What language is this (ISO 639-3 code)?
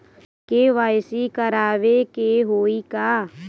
bho